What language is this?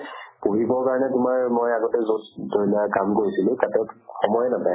Assamese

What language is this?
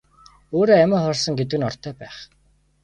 Mongolian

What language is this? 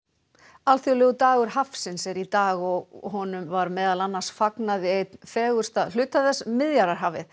Icelandic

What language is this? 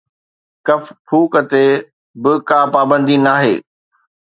Sindhi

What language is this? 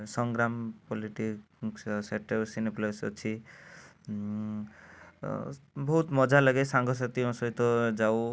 Odia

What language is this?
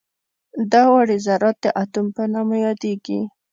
Pashto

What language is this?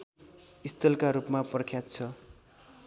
Nepali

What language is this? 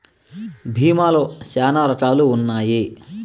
Telugu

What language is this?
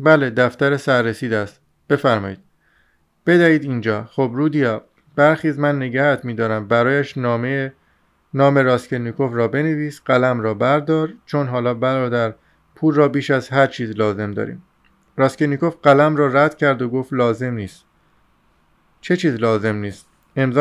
Persian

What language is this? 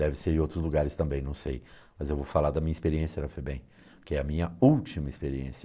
Portuguese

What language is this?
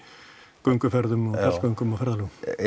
Icelandic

